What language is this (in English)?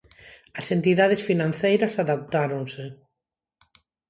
Galician